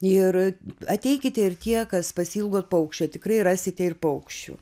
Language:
Lithuanian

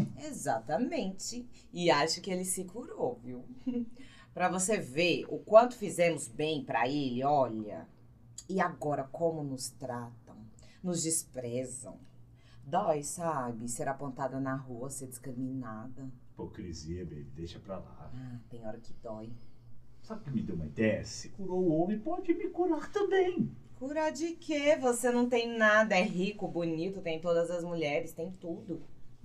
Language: Portuguese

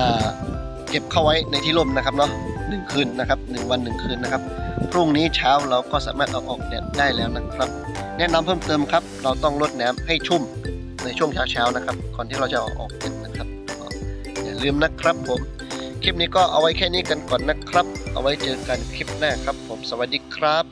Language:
Thai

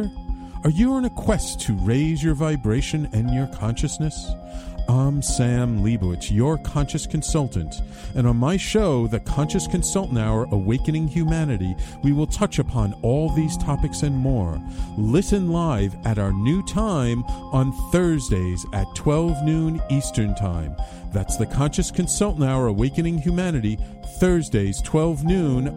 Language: English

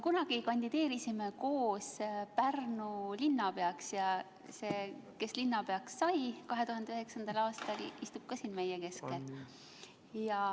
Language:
Estonian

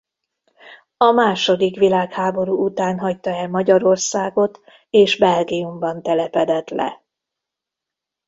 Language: Hungarian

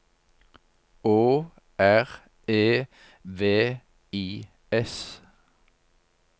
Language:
Norwegian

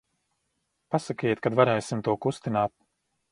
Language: Latvian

